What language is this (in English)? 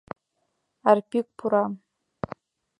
Mari